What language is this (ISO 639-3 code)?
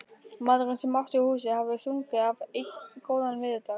isl